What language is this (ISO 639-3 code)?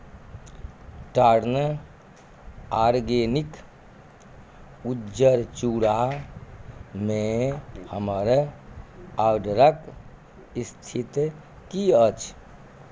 mai